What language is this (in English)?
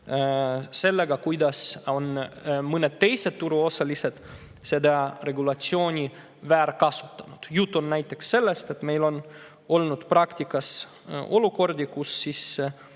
Estonian